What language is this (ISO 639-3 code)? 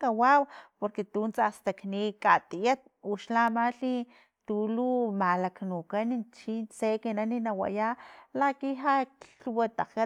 tlp